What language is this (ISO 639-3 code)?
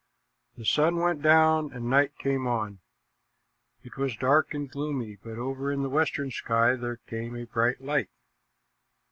eng